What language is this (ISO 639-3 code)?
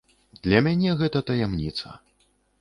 bel